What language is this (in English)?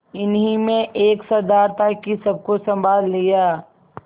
Hindi